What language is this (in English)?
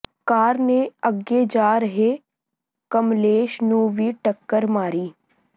Punjabi